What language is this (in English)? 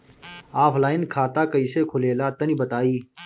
Bhojpuri